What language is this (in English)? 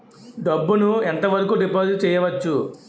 Telugu